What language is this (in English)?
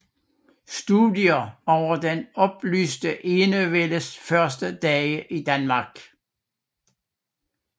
Danish